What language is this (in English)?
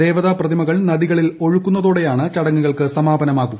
Malayalam